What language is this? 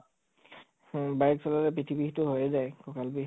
Assamese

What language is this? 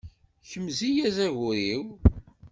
Kabyle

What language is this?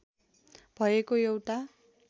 Nepali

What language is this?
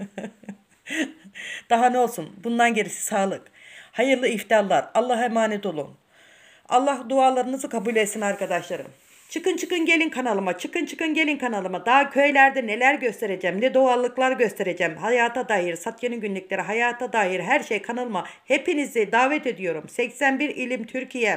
Turkish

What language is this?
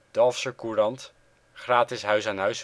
Dutch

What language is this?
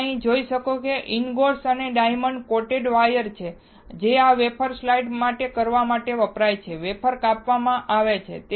Gujarati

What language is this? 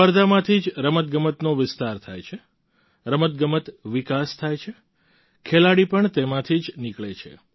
Gujarati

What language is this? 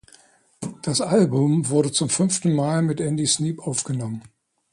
German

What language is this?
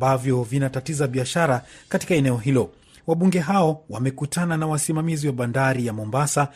Swahili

